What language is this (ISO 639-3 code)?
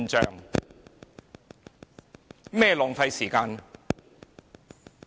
yue